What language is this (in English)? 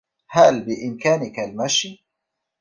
Arabic